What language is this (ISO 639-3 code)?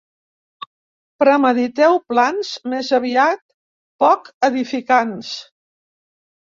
cat